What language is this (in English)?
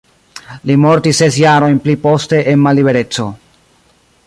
Esperanto